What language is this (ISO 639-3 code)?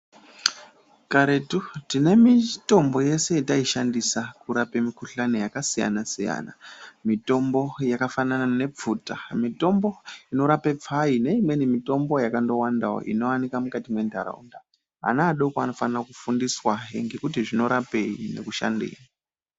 ndc